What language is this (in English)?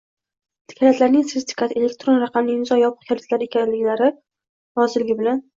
Uzbek